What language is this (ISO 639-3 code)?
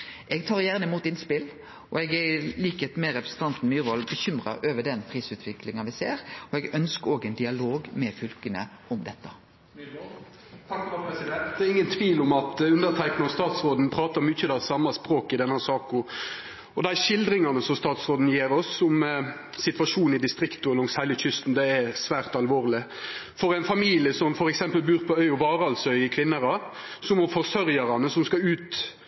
nno